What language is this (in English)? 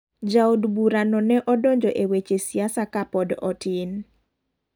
Luo (Kenya and Tanzania)